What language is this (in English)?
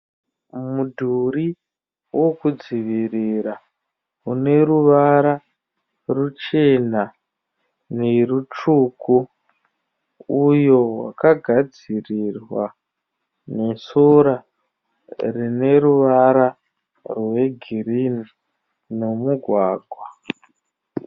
Shona